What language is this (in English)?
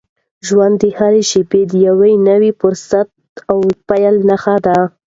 Pashto